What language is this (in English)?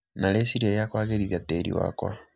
Kikuyu